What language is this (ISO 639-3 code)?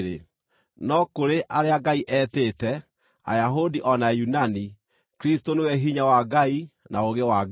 kik